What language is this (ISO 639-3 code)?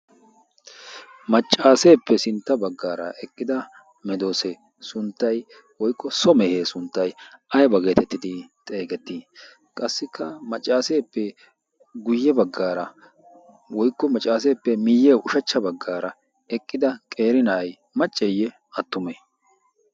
wal